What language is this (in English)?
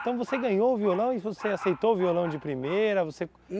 Portuguese